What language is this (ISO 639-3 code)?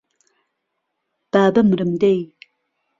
ckb